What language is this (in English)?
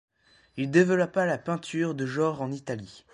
French